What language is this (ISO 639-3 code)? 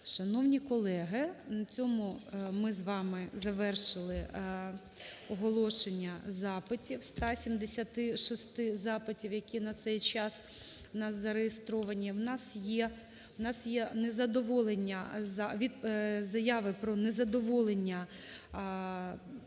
ukr